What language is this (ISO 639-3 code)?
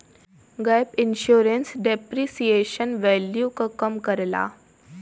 bho